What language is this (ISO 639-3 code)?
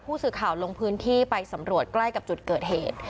tha